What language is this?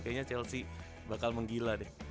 Indonesian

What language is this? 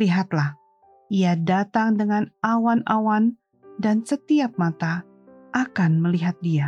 Indonesian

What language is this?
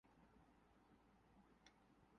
Urdu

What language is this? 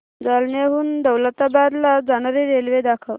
Marathi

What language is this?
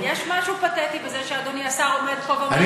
Hebrew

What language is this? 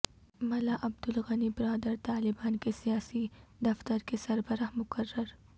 Urdu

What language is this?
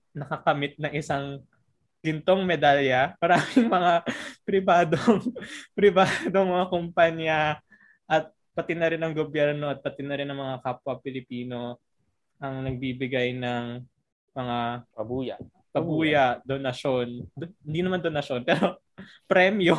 Filipino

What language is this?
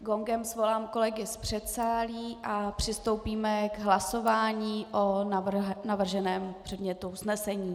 Czech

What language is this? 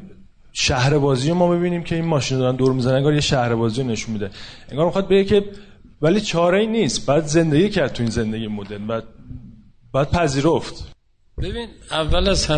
Persian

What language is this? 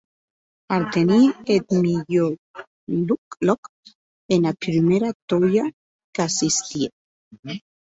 Occitan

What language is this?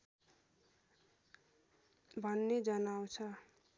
Nepali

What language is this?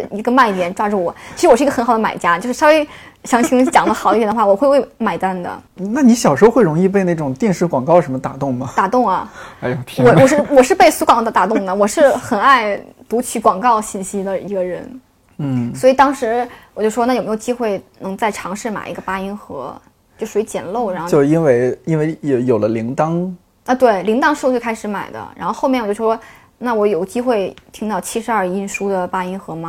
Chinese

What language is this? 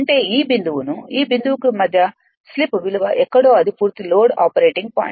Telugu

